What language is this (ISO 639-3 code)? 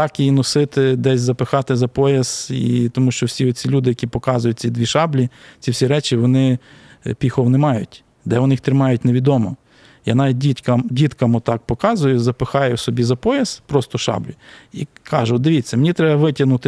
ukr